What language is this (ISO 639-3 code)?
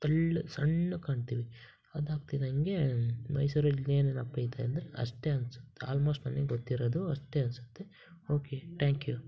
kan